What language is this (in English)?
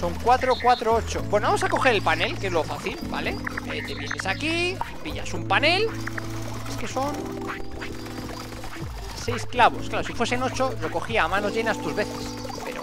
Spanish